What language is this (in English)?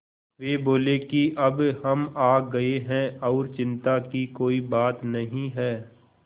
Hindi